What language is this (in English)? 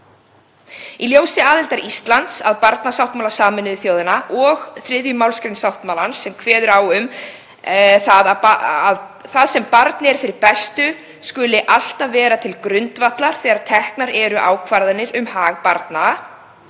Icelandic